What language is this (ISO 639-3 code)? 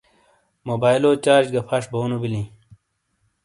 scl